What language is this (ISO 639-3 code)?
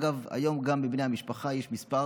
heb